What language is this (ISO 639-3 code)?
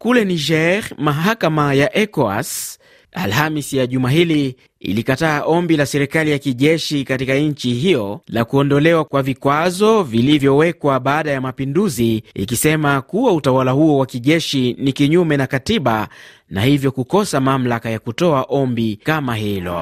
swa